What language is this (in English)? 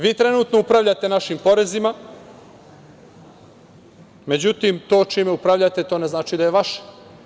Serbian